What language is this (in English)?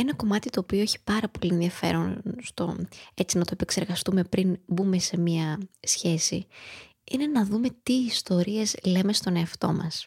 Greek